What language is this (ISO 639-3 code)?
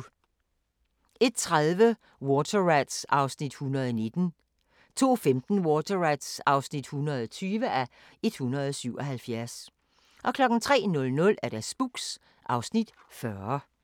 dan